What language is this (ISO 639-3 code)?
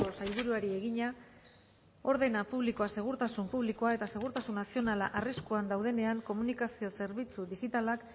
eus